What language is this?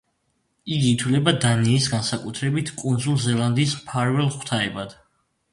Georgian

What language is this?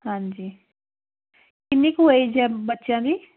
Punjabi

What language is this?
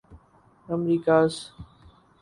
Urdu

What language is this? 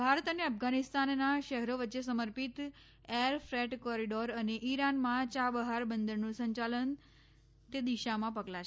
Gujarati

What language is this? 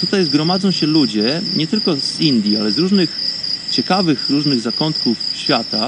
Polish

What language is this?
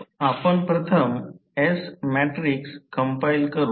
Marathi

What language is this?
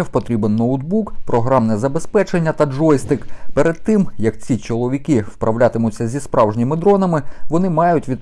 Ukrainian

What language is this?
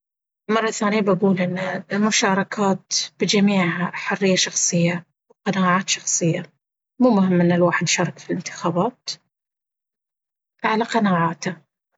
Baharna Arabic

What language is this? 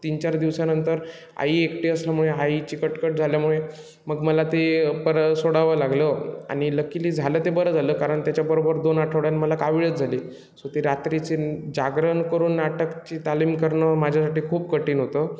Marathi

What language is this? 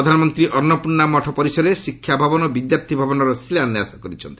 Odia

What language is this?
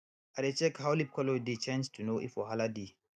Nigerian Pidgin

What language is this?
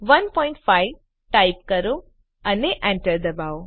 Gujarati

